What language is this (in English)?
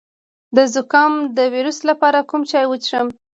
Pashto